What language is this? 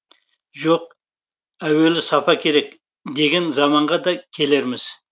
Kazakh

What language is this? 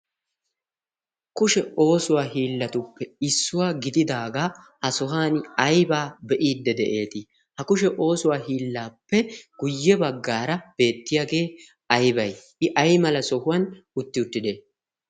Wolaytta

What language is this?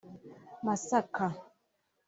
Kinyarwanda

